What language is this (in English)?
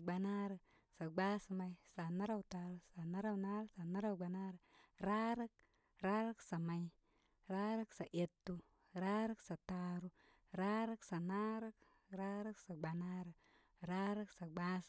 Koma